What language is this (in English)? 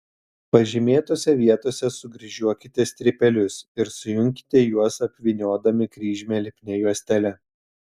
Lithuanian